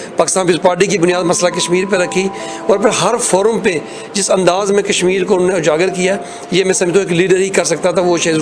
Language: Urdu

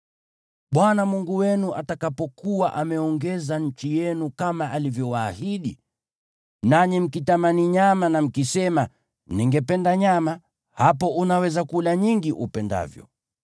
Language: Swahili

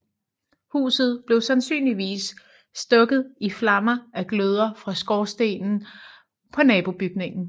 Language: Danish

